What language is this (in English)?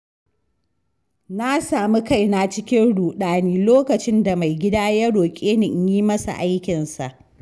Hausa